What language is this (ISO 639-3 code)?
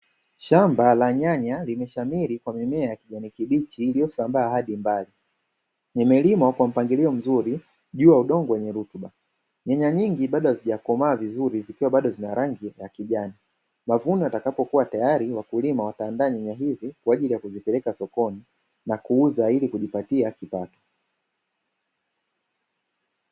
swa